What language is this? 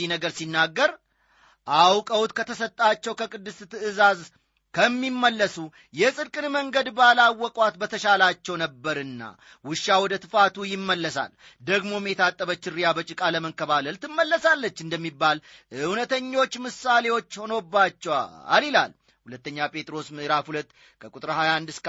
Amharic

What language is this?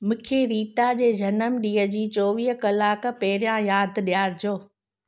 Sindhi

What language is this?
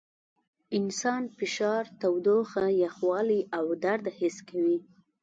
Pashto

